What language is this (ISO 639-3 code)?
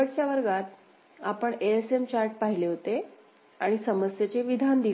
mar